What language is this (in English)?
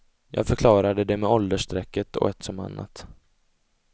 Swedish